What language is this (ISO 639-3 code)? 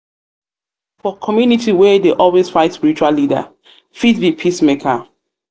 pcm